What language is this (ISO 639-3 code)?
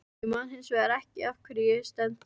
isl